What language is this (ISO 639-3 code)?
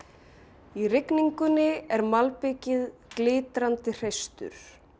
isl